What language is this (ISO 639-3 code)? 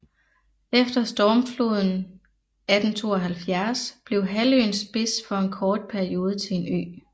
dan